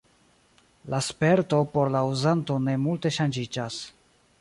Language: Esperanto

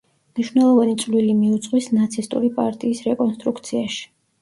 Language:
Georgian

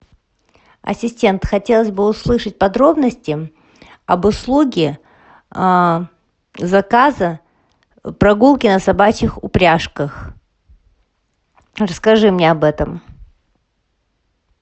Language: Russian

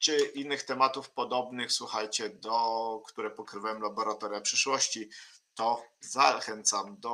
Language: Polish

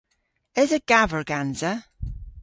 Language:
Cornish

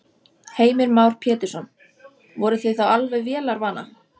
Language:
Icelandic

